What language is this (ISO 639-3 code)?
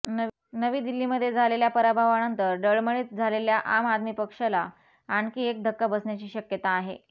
mar